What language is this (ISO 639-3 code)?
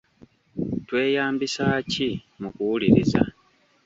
lug